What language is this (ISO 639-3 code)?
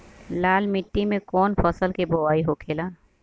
bho